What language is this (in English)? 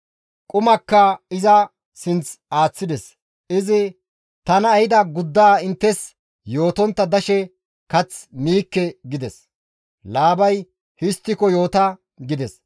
Gamo